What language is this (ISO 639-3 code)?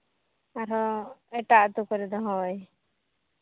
sat